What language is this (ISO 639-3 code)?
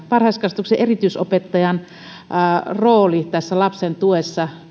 fin